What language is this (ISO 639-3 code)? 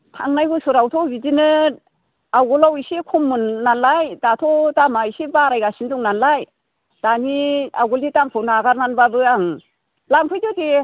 brx